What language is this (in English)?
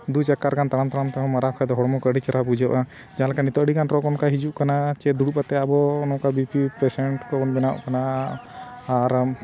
Santali